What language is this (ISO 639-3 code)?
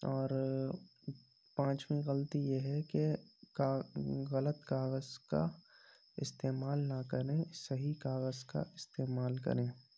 urd